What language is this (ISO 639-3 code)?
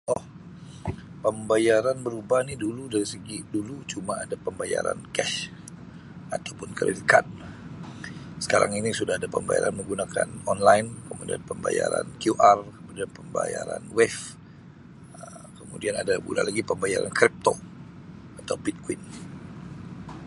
msi